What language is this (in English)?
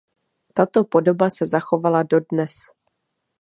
Czech